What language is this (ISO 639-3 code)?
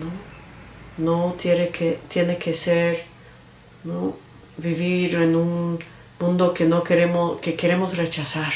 spa